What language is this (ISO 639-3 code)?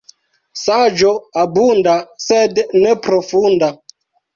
epo